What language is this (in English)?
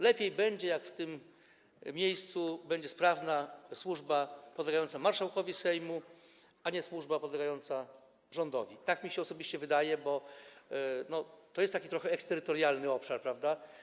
Polish